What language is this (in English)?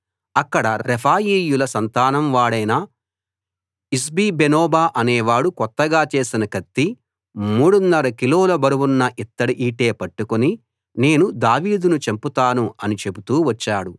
Telugu